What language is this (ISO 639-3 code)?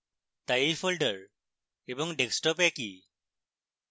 ben